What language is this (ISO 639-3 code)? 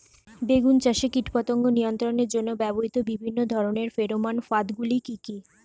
ben